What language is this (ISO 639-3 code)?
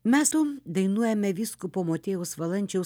lit